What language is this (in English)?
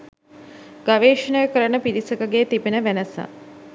Sinhala